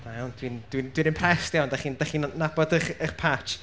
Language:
Welsh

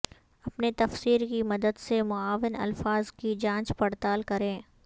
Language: Urdu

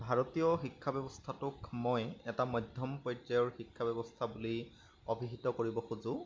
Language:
Assamese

